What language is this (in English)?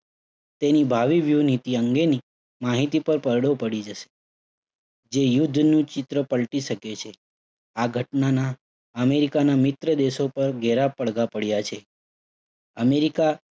Gujarati